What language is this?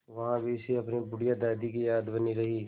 Hindi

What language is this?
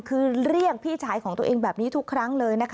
Thai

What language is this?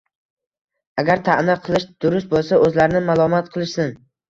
Uzbek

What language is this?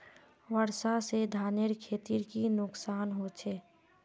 Magahi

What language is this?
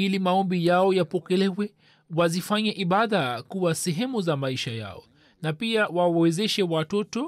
Swahili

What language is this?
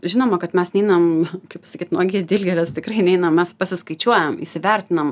Lithuanian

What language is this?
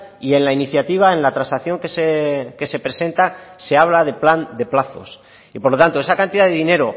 Spanish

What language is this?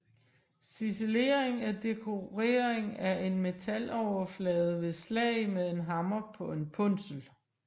Danish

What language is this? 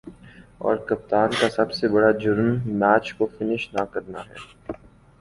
Urdu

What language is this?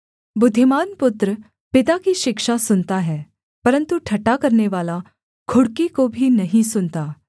Hindi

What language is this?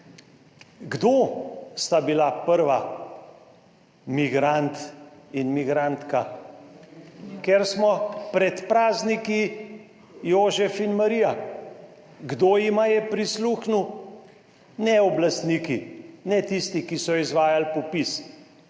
Slovenian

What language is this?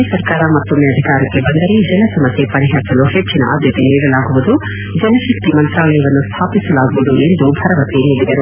Kannada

